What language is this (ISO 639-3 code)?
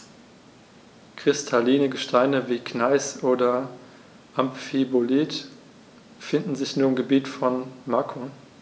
deu